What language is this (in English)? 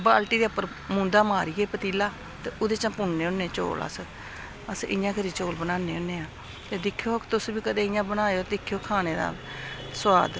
Dogri